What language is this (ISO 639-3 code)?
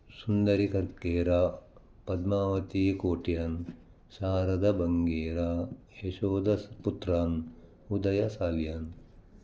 kan